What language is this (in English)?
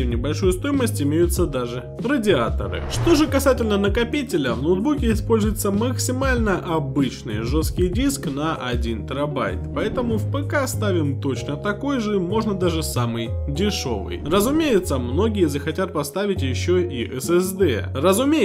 Russian